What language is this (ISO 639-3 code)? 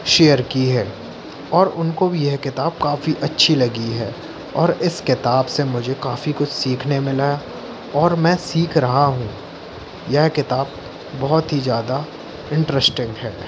hin